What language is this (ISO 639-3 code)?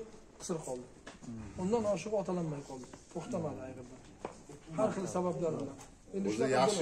tur